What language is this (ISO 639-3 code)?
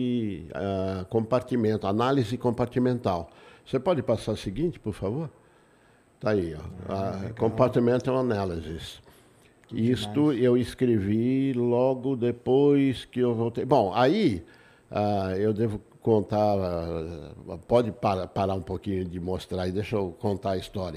por